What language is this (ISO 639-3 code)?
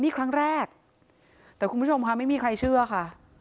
tha